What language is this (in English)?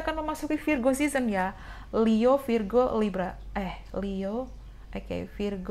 Indonesian